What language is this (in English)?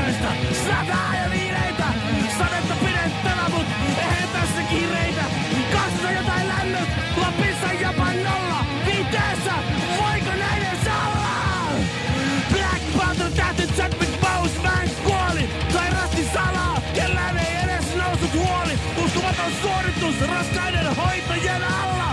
Finnish